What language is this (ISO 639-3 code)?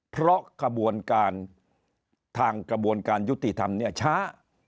tha